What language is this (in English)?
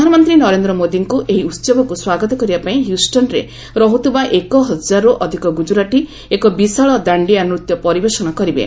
Odia